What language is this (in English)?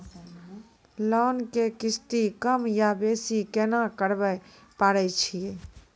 Maithili